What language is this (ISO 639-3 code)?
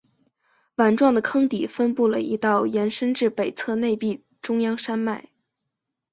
zho